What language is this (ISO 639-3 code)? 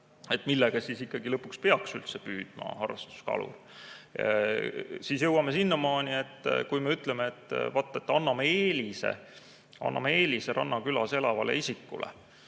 est